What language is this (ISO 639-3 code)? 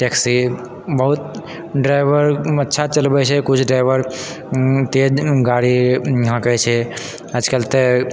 mai